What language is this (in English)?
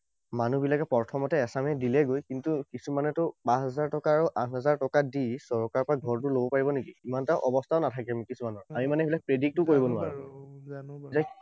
Assamese